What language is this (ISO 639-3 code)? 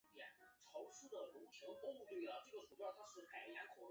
zho